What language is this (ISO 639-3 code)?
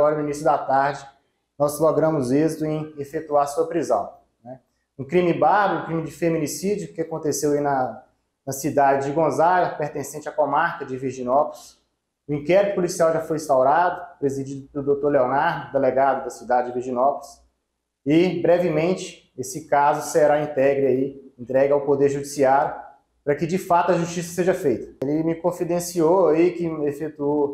por